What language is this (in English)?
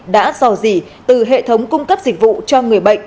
Vietnamese